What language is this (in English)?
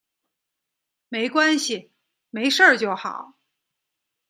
Chinese